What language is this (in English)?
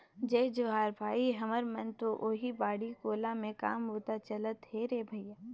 Chhattisgarhi